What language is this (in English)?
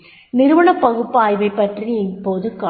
Tamil